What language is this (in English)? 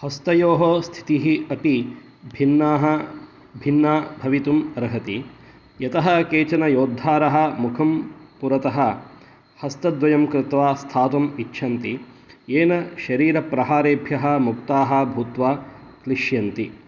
Sanskrit